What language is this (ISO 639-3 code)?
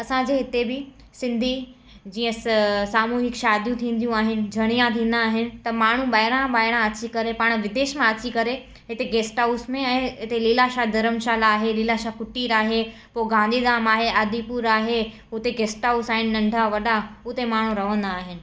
snd